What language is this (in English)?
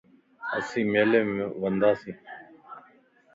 Lasi